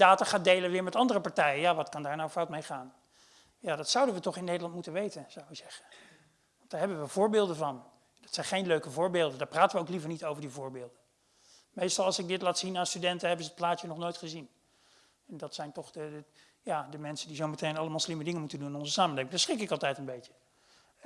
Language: Dutch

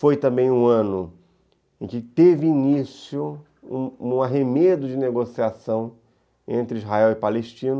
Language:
Portuguese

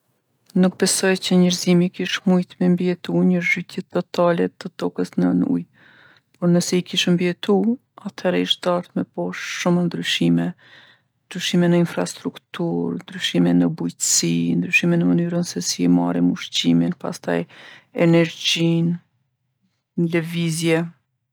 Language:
Gheg Albanian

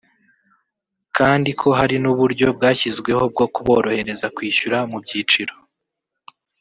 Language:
Kinyarwanda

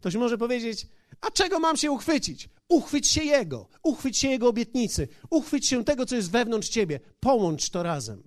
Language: Polish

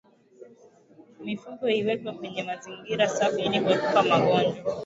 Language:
Swahili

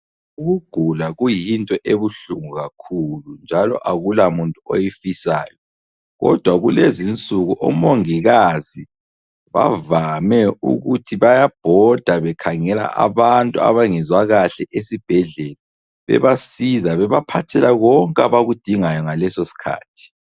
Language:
North Ndebele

